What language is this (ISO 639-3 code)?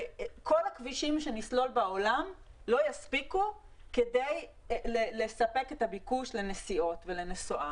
heb